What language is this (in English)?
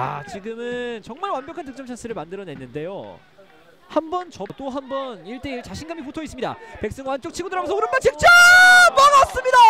Korean